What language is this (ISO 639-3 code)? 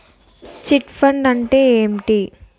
tel